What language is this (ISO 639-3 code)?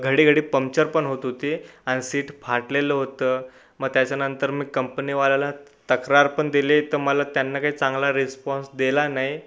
mar